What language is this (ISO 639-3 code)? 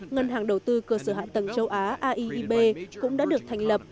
vie